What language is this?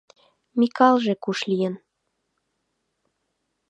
Mari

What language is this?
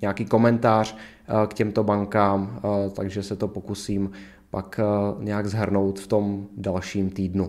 Czech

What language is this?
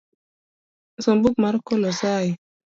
Luo (Kenya and Tanzania)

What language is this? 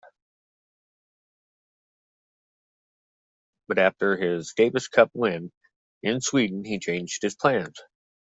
English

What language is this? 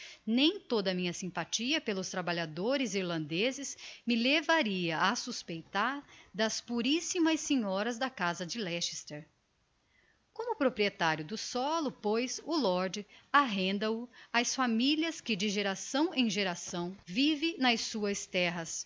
Portuguese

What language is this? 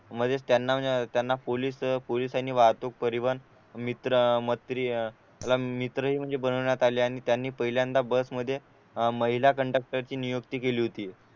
Marathi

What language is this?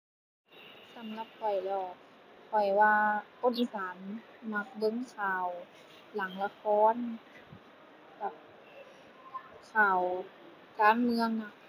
Thai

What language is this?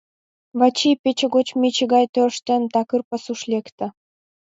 Mari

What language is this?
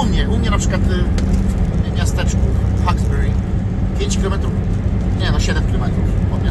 Polish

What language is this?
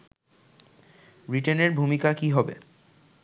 Bangla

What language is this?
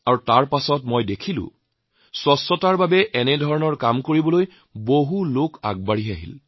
Assamese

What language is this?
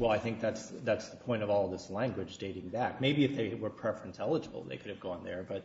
English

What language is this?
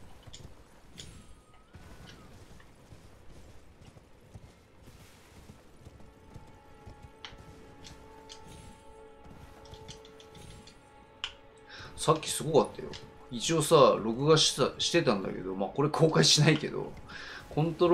Japanese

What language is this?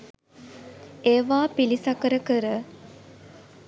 Sinhala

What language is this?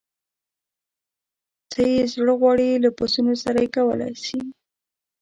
Pashto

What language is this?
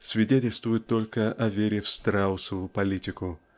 Russian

